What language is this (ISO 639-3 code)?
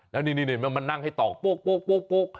tha